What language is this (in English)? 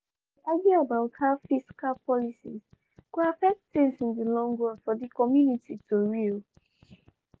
Nigerian Pidgin